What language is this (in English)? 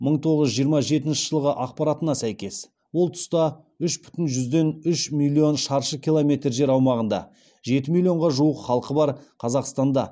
Kazakh